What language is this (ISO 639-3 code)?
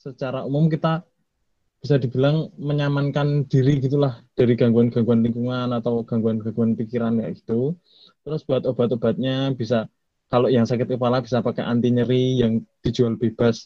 ind